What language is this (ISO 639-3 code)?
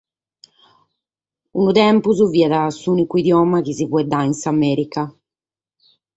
srd